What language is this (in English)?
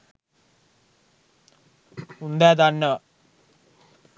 Sinhala